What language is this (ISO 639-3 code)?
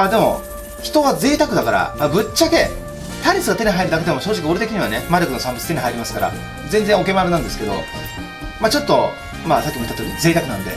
jpn